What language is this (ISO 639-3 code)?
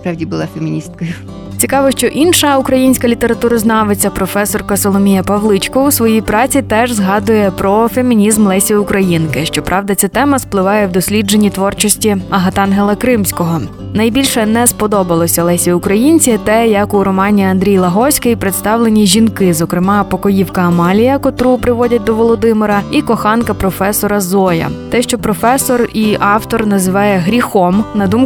ukr